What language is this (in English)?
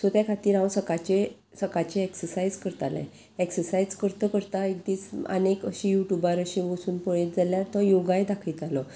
Konkani